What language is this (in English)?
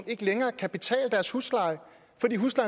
Danish